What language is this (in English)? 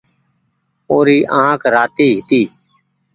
Goaria